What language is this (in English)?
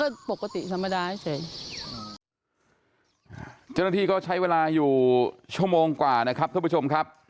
Thai